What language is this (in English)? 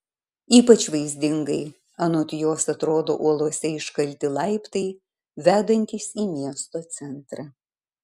Lithuanian